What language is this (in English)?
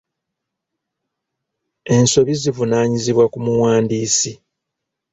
Ganda